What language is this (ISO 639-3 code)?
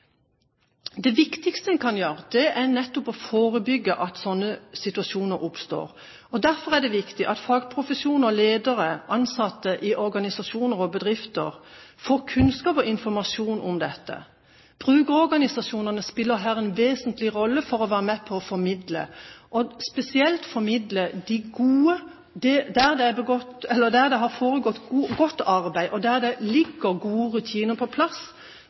nob